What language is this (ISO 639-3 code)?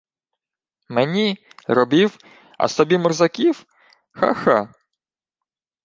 ukr